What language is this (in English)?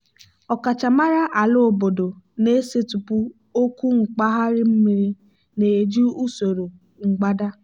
Igbo